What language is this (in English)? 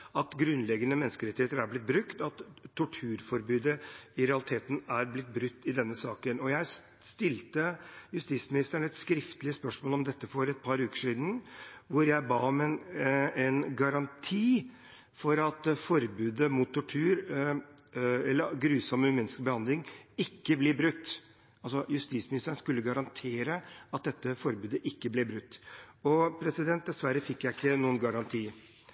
Norwegian Bokmål